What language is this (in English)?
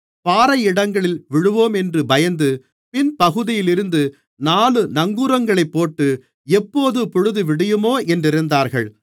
Tamil